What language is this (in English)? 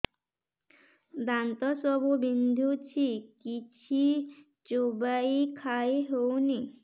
Odia